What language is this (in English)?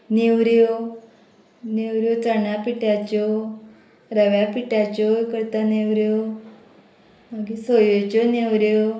Konkani